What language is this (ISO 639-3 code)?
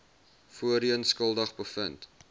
afr